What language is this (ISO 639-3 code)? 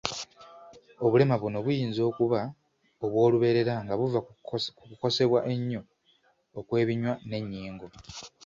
lug